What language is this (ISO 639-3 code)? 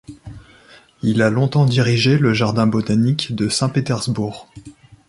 fra